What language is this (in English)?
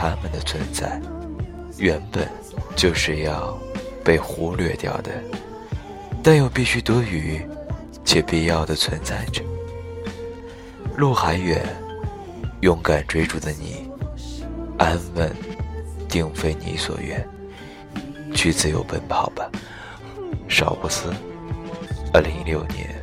Chinese